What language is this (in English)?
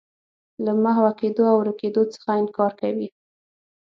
Pashto